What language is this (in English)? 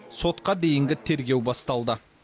Kazakh